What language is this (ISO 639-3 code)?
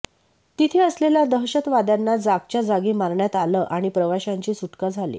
mar